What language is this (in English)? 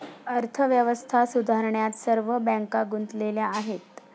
Marathi